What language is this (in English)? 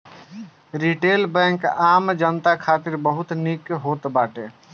Bhojpuri